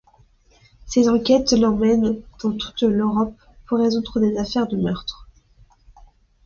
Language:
French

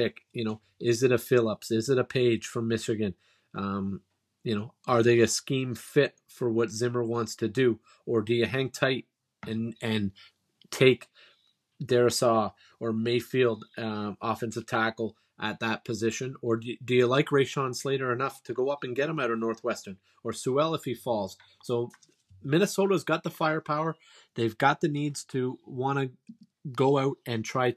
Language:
English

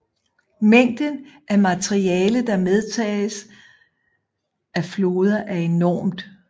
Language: Danish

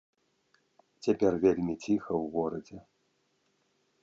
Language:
Belarusian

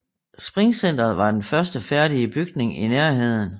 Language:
Danish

